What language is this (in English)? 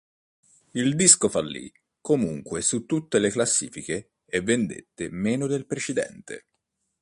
Italian